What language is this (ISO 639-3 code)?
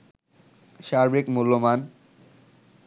ben